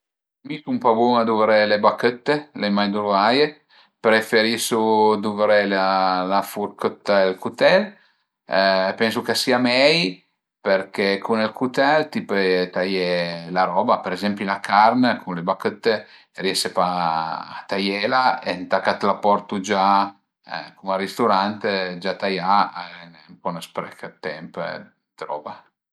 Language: Piedmontese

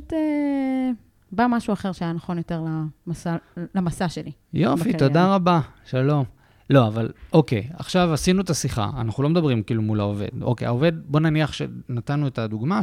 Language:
Hebrew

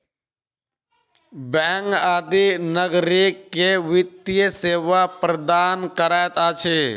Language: Maithili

